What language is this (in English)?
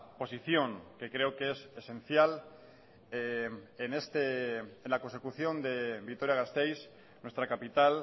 Spanish